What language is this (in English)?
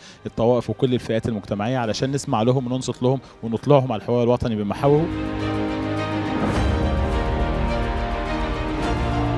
Arabic